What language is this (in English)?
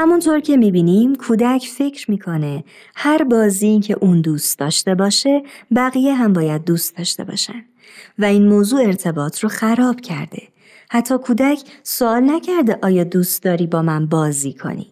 Persian